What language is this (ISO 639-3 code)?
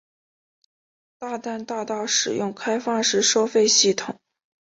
zho